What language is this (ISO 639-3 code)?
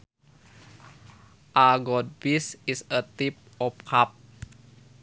sun